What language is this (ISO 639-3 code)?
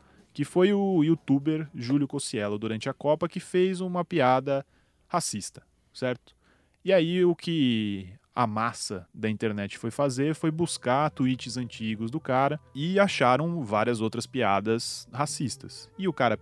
por